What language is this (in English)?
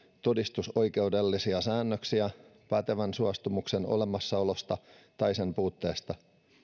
Finnish